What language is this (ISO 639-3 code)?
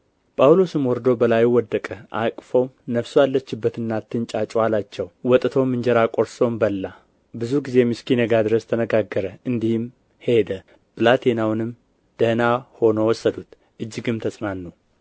amh